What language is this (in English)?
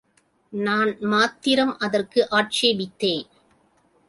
Tamil